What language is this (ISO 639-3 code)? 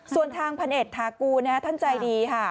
tha